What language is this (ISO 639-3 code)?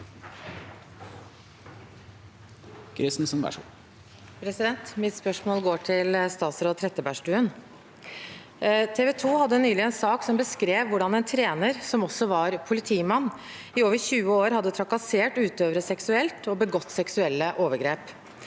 nor